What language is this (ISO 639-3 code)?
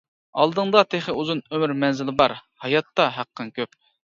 uig